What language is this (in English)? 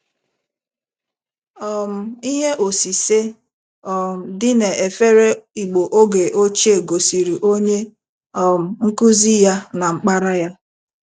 Igbo